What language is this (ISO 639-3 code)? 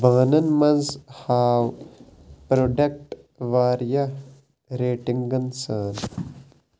kas